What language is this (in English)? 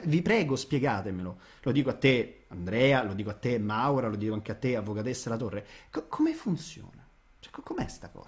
Italian